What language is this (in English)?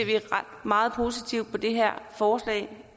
Danish